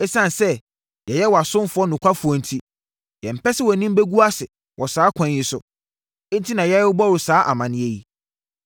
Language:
Akan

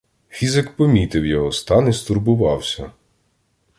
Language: Ukrainian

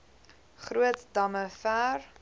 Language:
Afrikaans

